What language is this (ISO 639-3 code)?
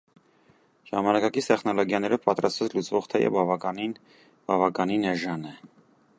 hye